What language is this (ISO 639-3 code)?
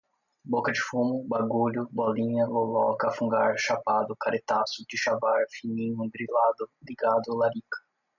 por